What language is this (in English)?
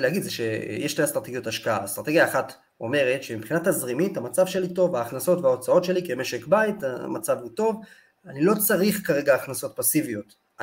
Hebrew